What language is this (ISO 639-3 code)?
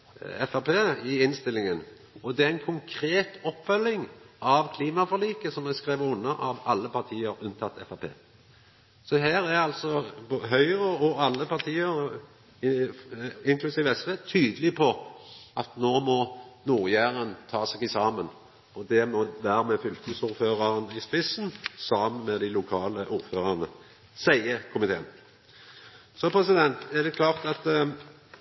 nno